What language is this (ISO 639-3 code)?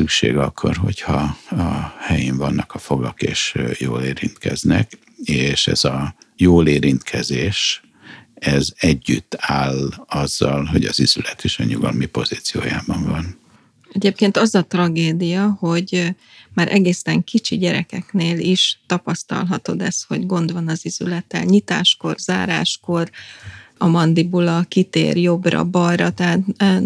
hun